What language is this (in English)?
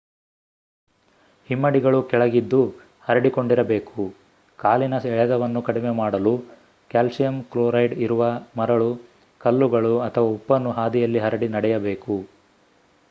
Kannada